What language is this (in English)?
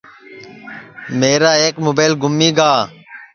Sansi